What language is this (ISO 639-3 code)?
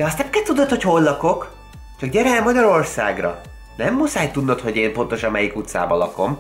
hun